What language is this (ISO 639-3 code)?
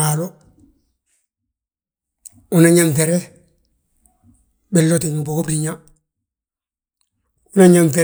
bjt